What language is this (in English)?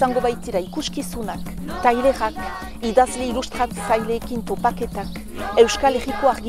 French